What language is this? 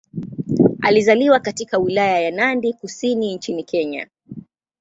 Swahili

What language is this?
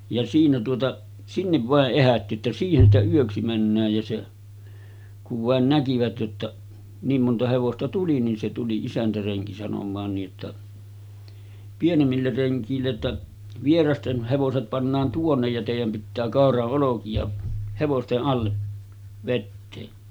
Finnish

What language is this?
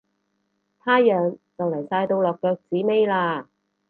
Cantonese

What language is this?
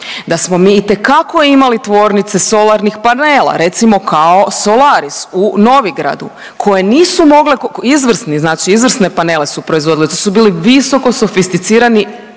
Croatian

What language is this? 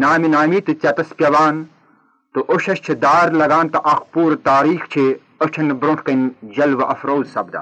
Urdu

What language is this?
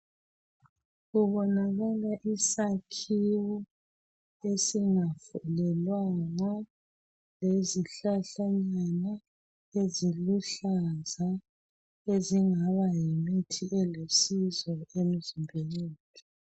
North Ndebele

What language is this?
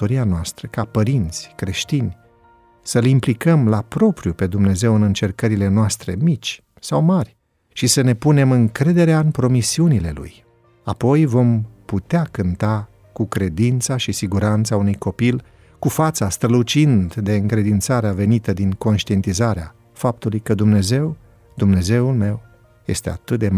Romanian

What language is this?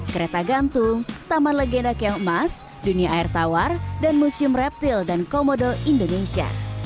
Indonesian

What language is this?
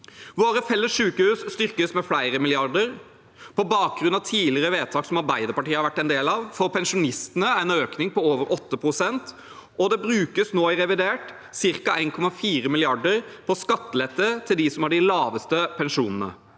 Norwegian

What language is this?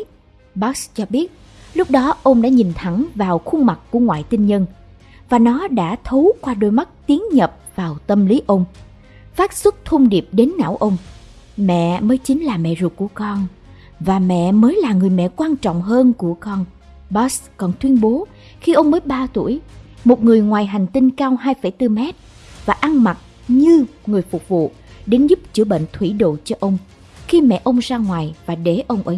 Vietnamese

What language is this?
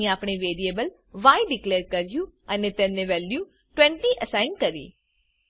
Gujarati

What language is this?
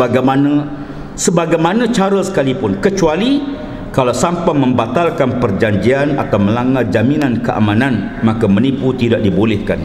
Malay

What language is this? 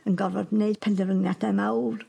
Welsh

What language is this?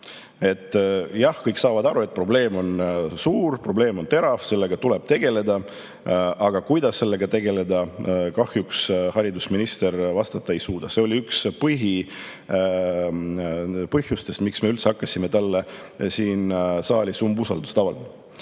Estonian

